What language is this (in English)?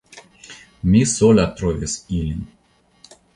Esperanto